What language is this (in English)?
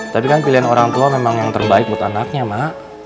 Indonesian